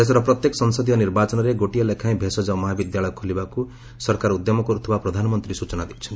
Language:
Odia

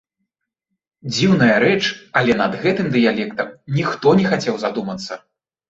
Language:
Belarusian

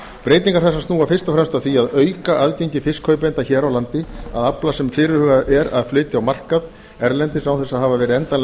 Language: Icelandic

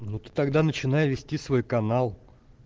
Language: Russian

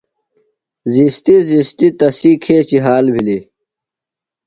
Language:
Phalura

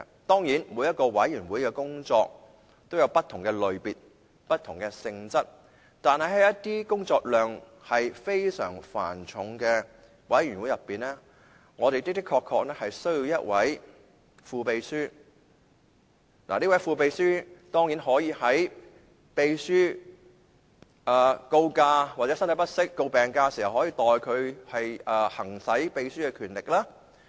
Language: Cantonese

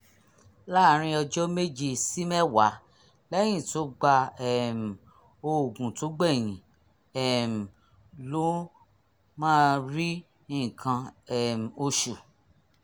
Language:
Yoruba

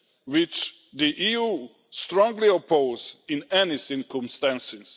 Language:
English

